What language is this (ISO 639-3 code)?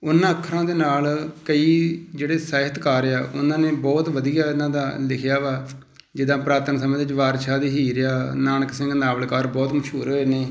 pan